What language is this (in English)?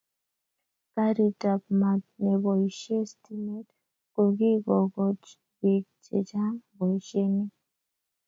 Kalenjin